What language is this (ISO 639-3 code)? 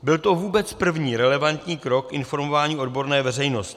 ces